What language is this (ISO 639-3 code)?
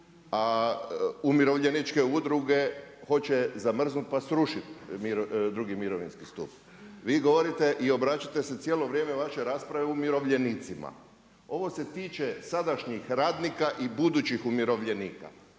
hrv